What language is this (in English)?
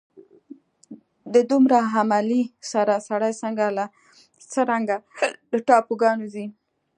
Pashto